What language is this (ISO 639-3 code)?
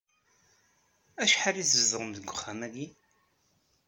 kab